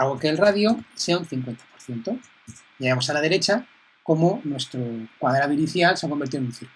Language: Spanish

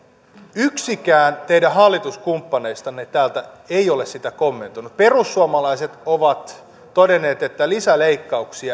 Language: Finnish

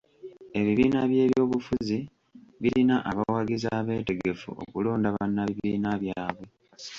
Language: Ganda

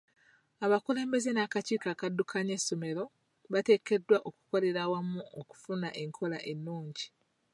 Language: Ganda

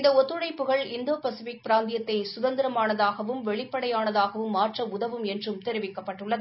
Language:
Tamil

